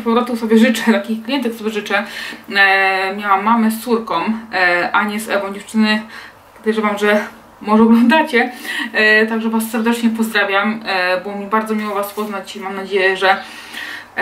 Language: Polish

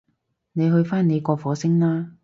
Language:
Cantonese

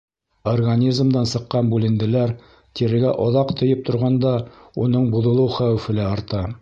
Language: Bashkir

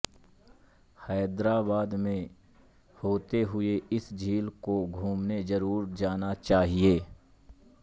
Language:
Hindi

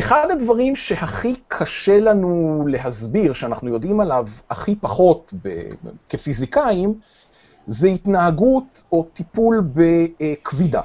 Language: Hebrew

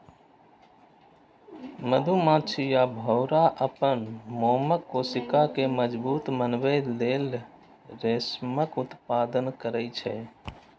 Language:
Maithili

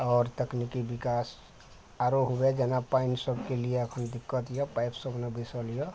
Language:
Maithili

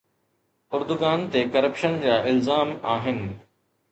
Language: Sindhi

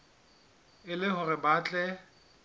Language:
Southern Sotho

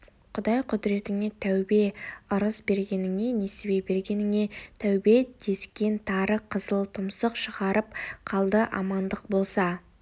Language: Kazakh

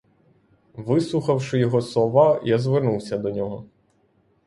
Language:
Ukrainian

